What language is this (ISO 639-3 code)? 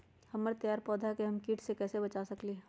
mag